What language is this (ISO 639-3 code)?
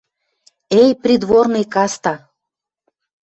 mrj